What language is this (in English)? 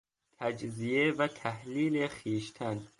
Persian